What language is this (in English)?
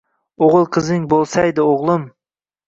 Uzbek